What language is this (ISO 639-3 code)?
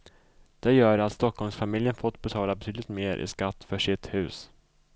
swe